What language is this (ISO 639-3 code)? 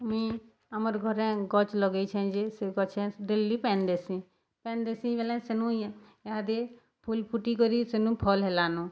ori